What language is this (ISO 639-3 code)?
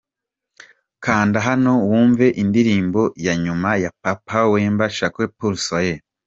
kin